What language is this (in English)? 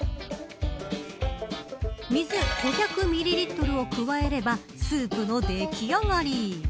Japanese